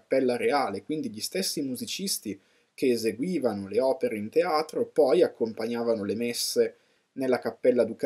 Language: Italian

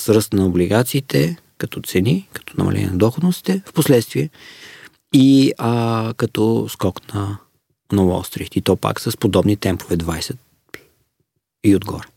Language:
Bulgarian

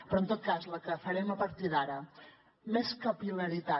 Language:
Catalan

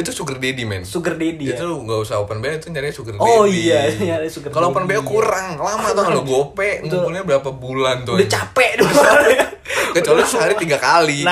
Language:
Indonesian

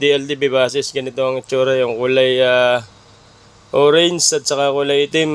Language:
Filipino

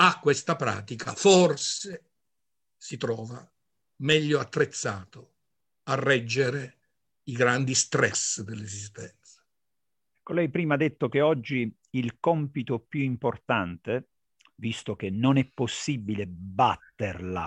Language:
Italian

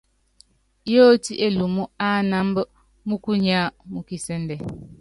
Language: Yangben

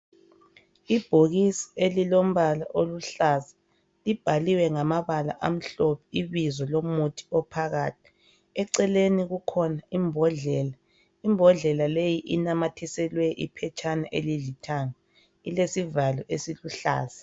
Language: North Ndebele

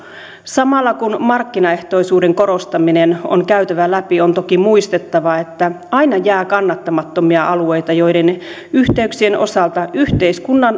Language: Finnish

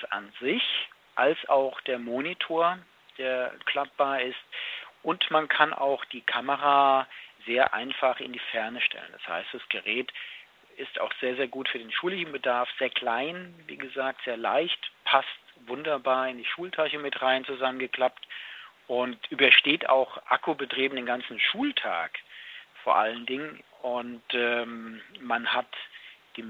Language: German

